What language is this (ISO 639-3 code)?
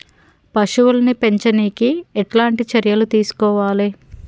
tel